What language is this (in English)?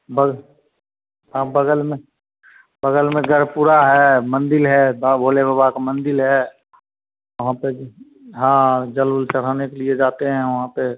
Hindi